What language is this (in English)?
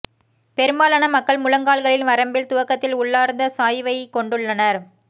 Tamil